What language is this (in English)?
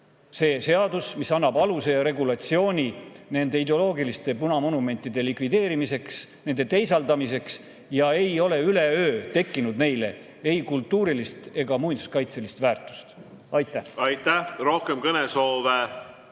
Estonian